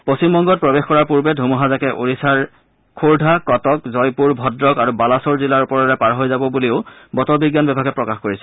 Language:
Assamese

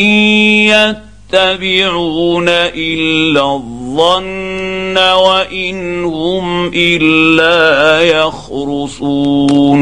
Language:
Arabic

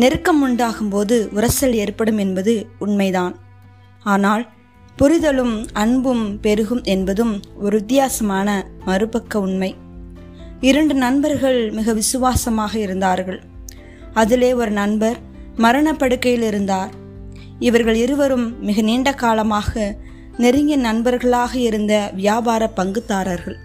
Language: Tamil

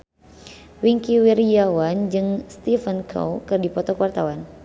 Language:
Sundanese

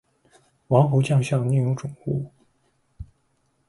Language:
Chinese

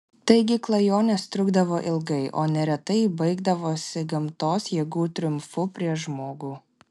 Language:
Lithuanian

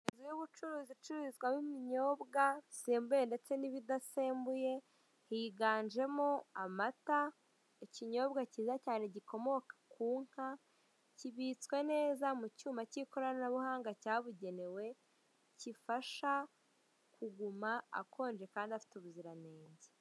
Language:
Kinyarwanda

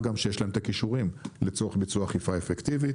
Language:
Hebrew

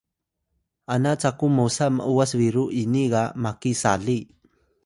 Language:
Atayal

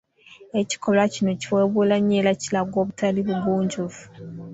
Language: Ganda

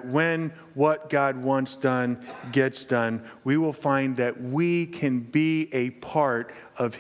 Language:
English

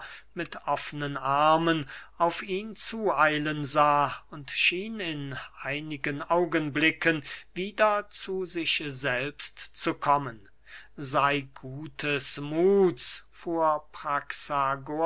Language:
German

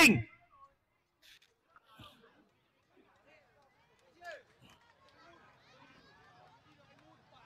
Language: Vietnamese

